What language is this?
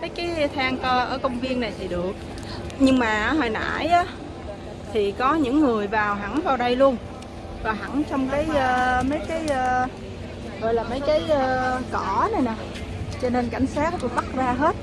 Vietnamese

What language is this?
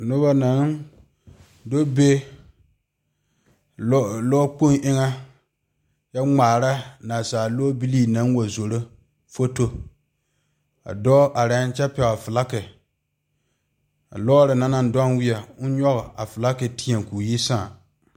Southern Dagaare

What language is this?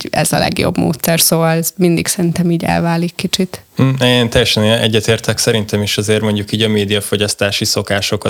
Hungarian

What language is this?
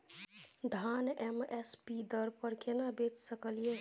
Maithili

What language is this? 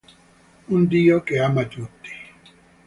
Italian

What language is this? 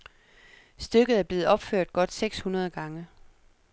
Danish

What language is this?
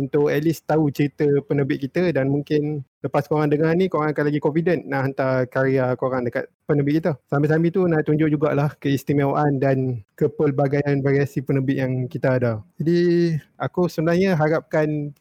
Malay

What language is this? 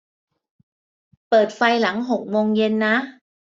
Thai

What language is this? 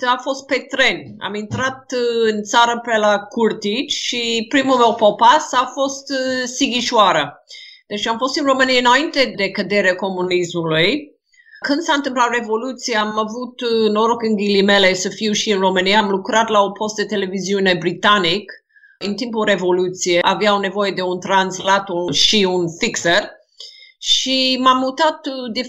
Romanian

